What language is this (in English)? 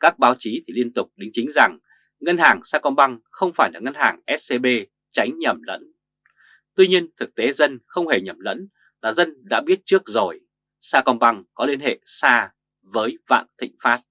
Vietnamese